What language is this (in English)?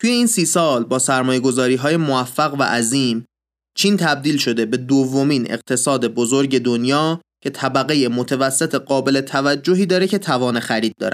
Persian